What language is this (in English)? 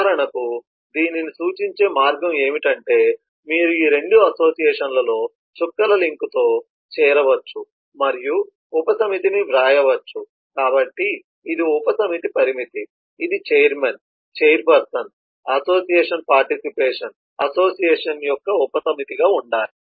Telugu